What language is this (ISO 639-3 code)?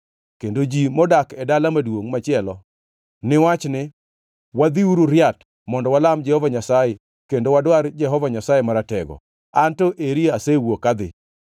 luo